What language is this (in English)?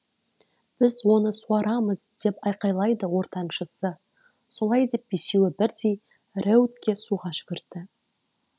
Kazakh